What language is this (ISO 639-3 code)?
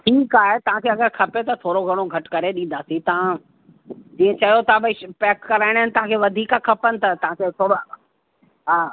snd